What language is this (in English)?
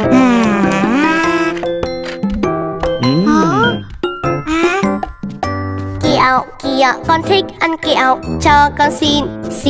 Vietnamese